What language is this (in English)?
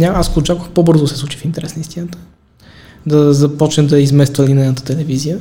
Bulgarian